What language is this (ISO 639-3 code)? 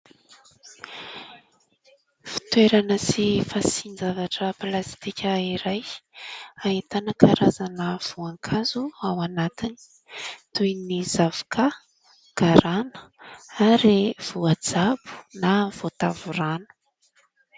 mlg